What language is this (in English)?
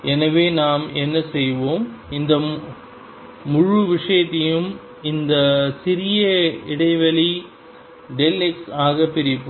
Tamil